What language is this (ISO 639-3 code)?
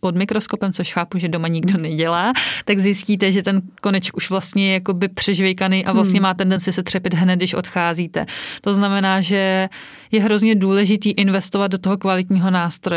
ces